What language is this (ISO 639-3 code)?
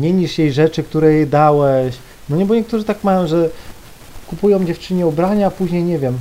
pol